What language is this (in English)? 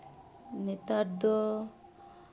Santali